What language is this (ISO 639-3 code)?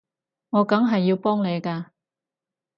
yue